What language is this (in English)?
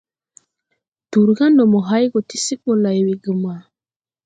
Tupuri